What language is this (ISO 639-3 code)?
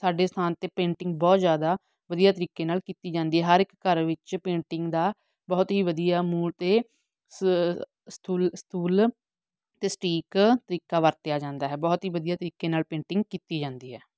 pan